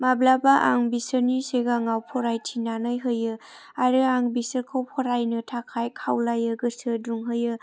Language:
Bodo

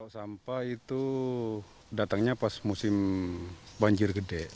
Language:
Indonesian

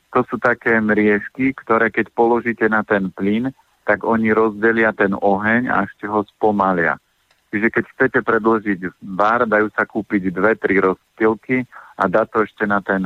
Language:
Slovak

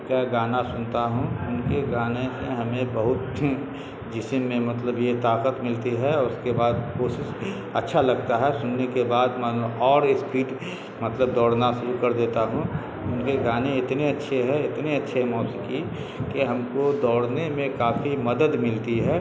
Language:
Urdu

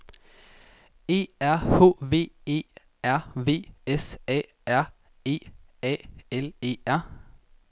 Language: Danish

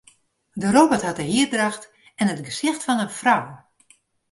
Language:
Western Frisian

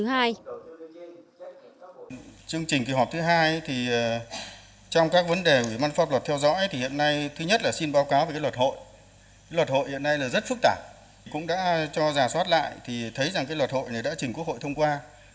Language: Vietnamese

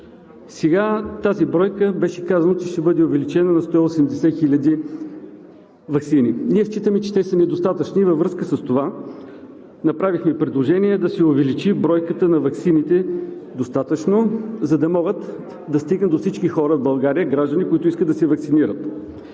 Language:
Bulgarian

